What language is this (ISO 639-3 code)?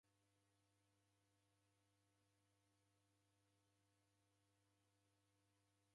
dav